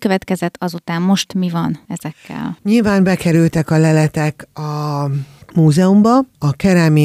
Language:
Hungarian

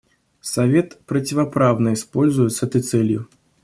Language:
Russian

